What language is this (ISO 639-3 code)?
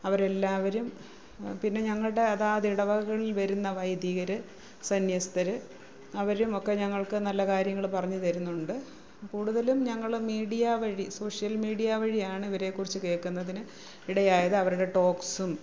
mal